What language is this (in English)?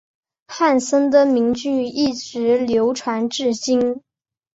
Chinese